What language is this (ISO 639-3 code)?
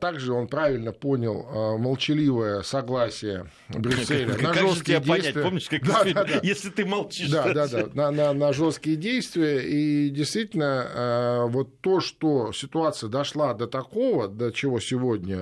rus